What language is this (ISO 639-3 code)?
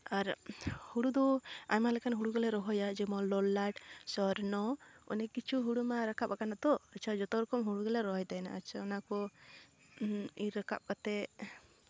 sat